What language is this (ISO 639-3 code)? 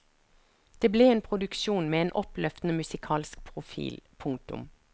nor